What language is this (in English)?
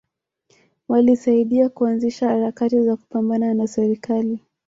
Swahili